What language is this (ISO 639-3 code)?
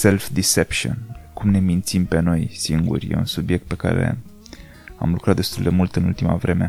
ron